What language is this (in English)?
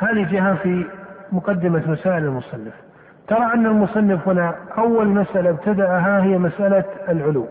Arabic